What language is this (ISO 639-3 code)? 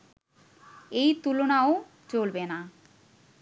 ben